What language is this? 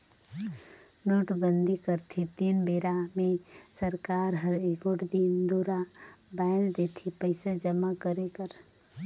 Chhattisgarhi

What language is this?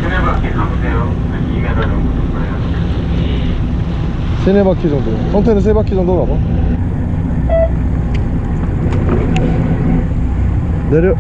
Korean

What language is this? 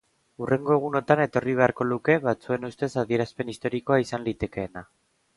Basque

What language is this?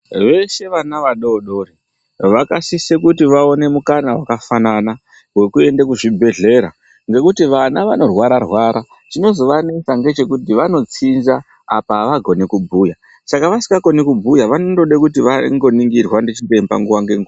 Ndau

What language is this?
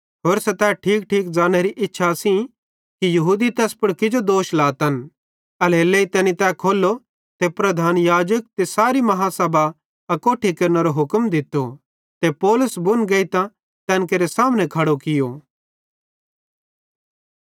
Bhadrawahi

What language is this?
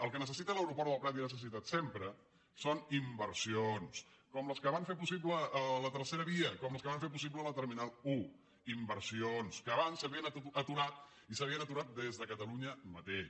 Catalan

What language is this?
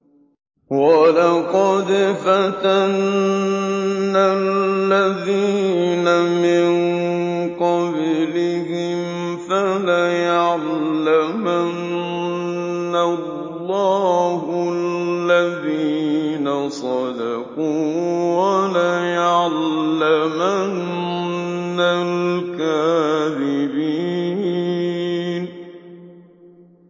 Arabic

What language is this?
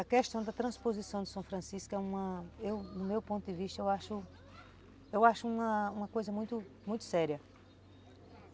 Portuguese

